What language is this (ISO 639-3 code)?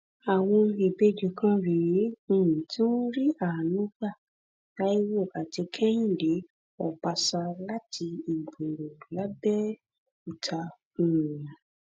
yor